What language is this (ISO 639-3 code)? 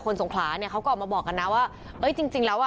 tha